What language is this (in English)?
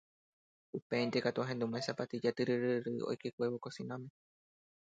Guarani